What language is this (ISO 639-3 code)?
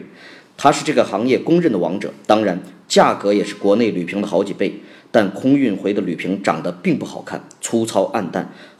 zho